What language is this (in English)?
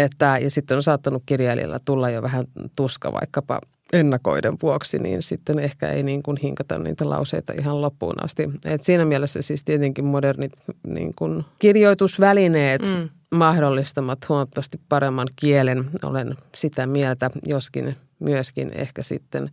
Finnish